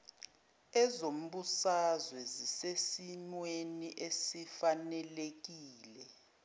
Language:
Zulu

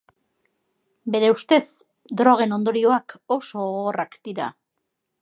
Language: Basque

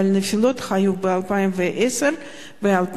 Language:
Hebrew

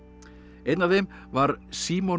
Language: Icelandic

